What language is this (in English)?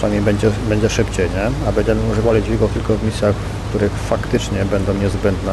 Polish